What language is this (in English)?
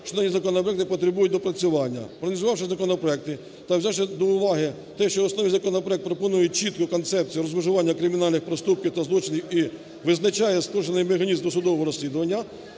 Ukrainian